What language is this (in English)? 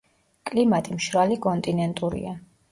Georgian